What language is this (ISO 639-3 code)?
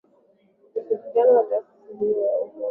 swa